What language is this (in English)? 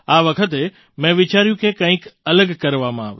Gujarati